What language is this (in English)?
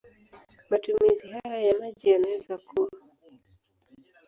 Swahili